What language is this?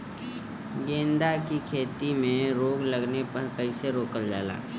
Bhojpuri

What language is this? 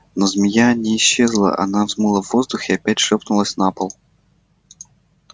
Russian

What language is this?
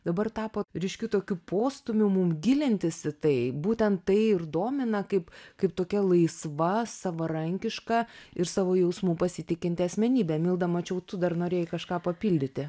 Lithuanian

